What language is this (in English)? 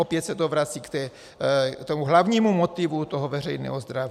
Czech